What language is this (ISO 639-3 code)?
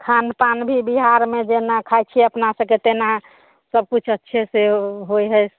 mai